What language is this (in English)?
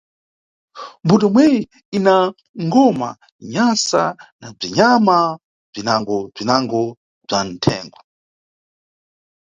Nyungwe